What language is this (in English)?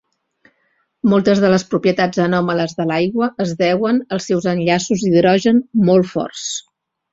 Catalan